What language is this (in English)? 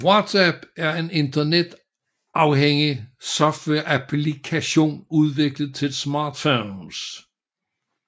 Danish